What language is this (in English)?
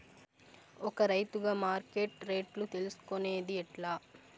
Telugu